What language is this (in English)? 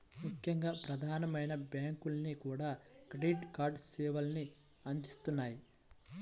Telugu